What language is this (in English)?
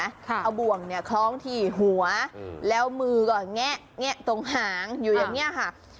Thai